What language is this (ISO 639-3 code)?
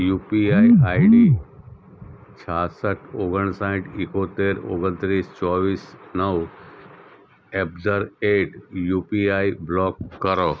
guj